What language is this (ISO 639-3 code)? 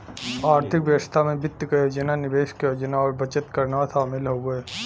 bho